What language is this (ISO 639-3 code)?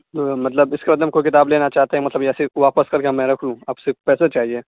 urd